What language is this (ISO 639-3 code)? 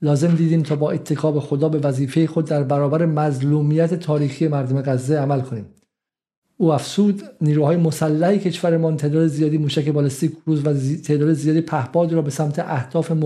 fas